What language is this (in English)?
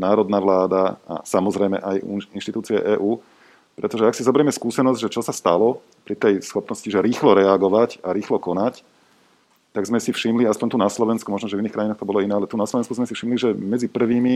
Slovak